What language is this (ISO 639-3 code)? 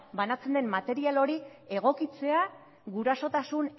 eus